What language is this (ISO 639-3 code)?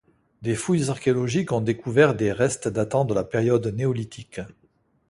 fra